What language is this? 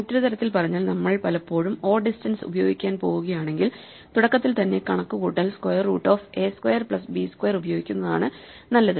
Malayalam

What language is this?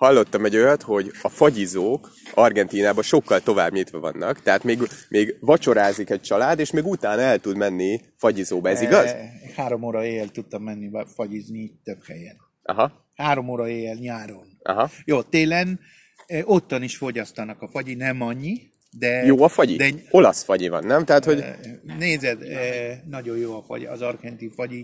Hungarian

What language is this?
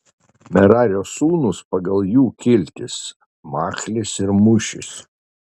Lithuanian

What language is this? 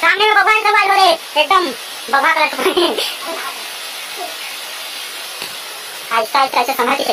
Thai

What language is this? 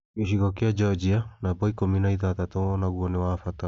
Kikuyu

